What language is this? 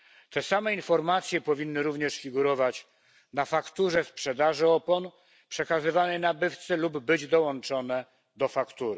Polish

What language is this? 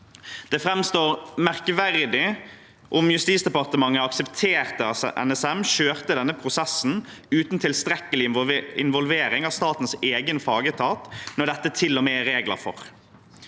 Norwegian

